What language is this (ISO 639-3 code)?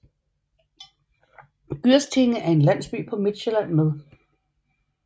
dan